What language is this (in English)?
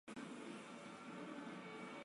Chinese